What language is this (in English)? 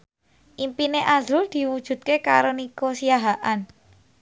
Javanese